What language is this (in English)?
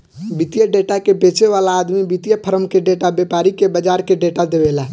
Bhojpuri